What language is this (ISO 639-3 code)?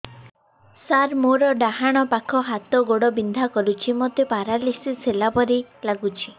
ori